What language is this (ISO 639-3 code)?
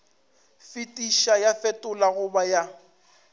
nso